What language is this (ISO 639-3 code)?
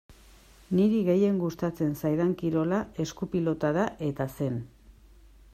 eus